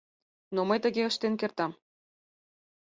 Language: Mari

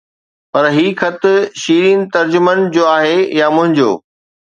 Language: Sindhi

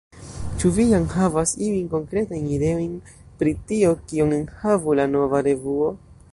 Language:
Esperanto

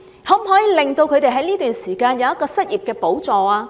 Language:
Cantonese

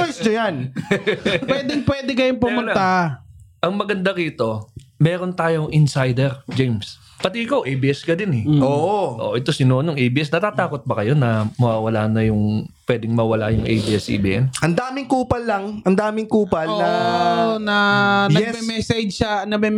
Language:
Filipino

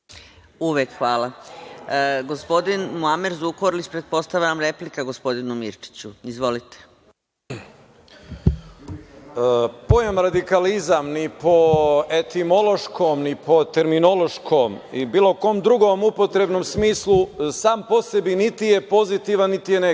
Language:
Serbian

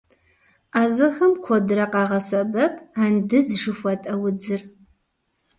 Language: Kabardian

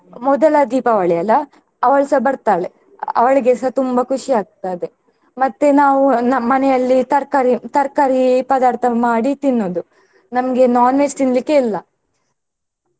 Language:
Kannada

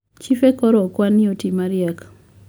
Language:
Luo (Kenya and Tanzania)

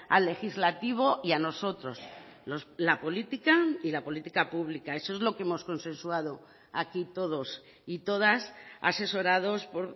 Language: Spanish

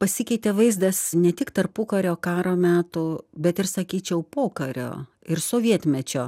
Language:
Lithuanian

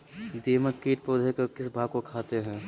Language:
Magahi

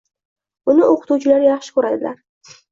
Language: Uzbek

